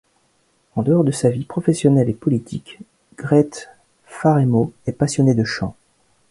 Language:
French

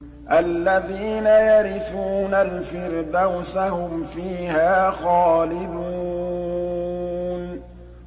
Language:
Arabic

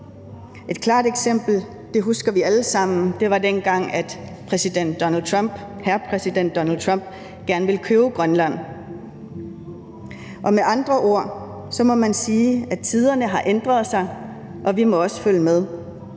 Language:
Danish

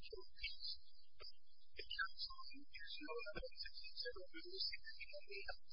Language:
English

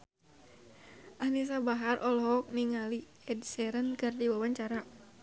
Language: Sundanese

